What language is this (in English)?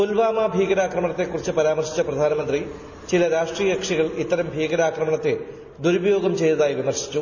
Malayalam